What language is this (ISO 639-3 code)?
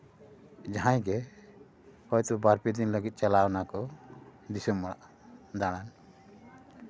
sat